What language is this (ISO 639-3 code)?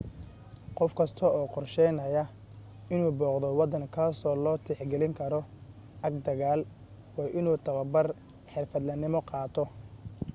som